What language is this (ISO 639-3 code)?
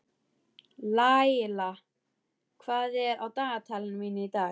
isl